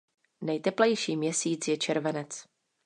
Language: Czech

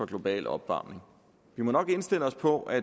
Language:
Danish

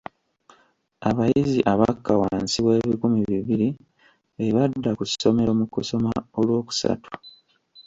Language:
Ganda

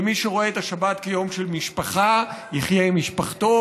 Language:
Hebrew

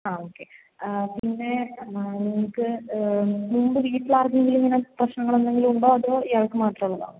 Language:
Malayalam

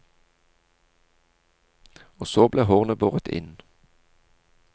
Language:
Norwegian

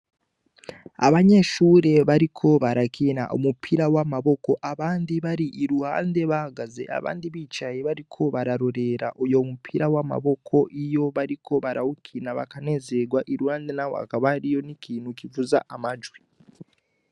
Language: Rundi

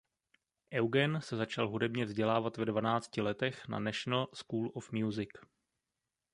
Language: Czech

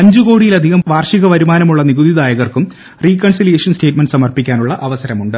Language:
Malayalam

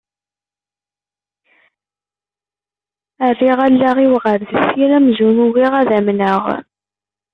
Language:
Kabyle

